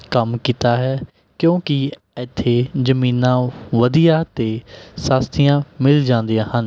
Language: Punjabi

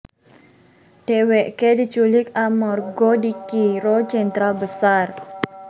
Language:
Javanese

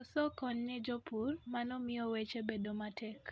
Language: Luo (Kenya and Tanzania)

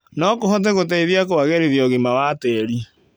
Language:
Kikuyu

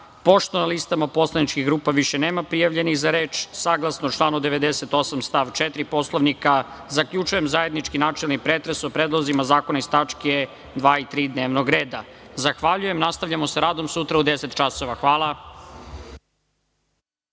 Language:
Serbian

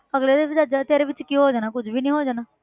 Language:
Punjabi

